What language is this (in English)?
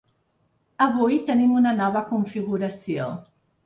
Catalan